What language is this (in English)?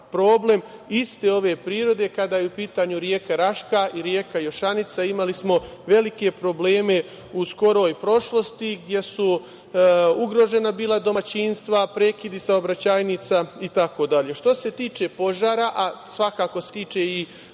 Serbian